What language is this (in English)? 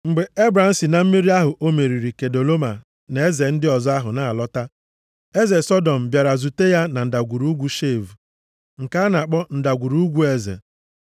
Igbo